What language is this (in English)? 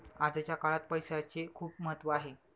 Marathi